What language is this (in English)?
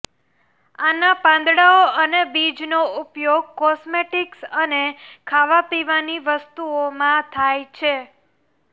Gujarati